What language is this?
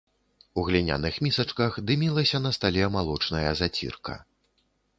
Belarusian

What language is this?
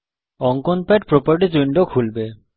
Bangla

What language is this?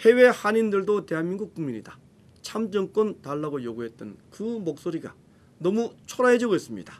Korean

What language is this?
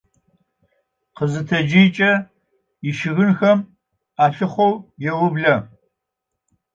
Adyghe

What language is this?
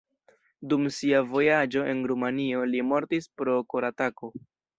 Esperanto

